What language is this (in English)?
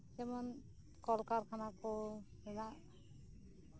Santali